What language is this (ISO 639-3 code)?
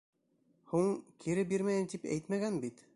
bak